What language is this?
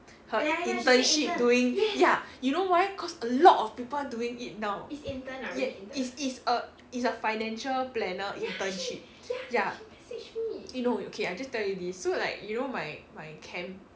English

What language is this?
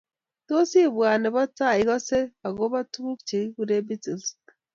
Kalenjin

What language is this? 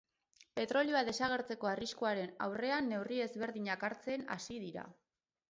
Basque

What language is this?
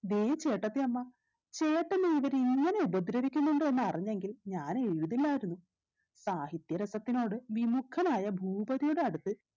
Malayalam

